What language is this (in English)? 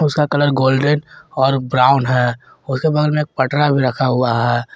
Hindi